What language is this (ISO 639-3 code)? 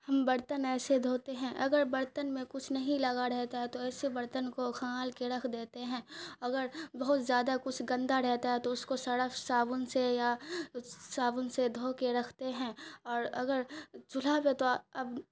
urd